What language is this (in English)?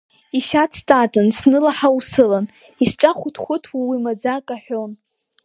Abkhazian